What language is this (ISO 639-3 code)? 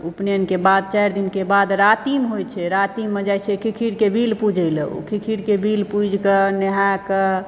mai